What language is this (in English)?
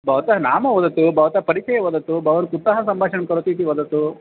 Sanskrit